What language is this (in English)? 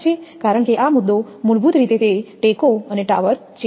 Gujarati